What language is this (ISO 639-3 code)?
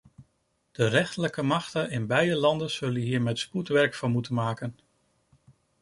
nld